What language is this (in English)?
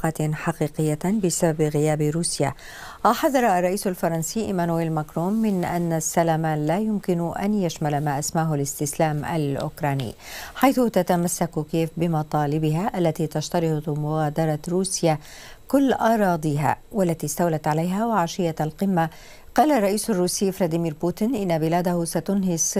Arabic